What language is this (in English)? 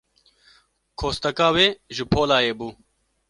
Kurdish